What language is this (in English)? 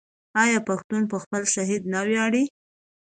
Pashto